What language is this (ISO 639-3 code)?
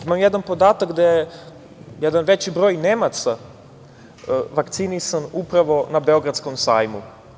srp